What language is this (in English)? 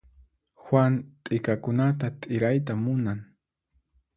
Puno Quechua